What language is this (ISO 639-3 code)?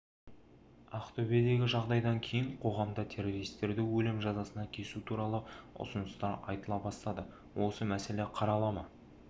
kaz